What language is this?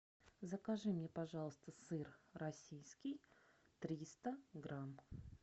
Russian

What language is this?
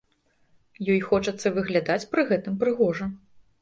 Belarusian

